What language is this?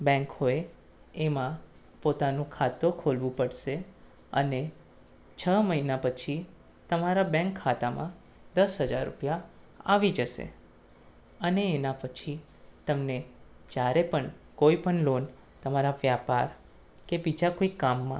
Gujarati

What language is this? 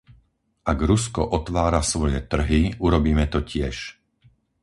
Slovak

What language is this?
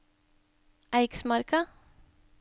Norwegian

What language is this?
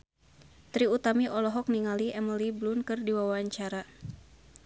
Sundanese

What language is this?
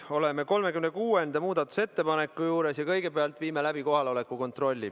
Estonian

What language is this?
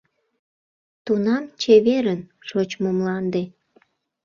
Mari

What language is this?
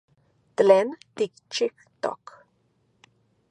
Central Puebla Nahuatl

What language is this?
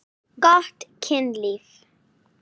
Icelandic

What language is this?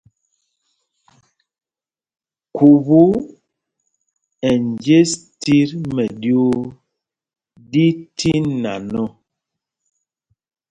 Mpumpong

